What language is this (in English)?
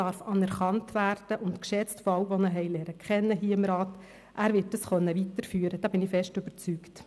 Swiss German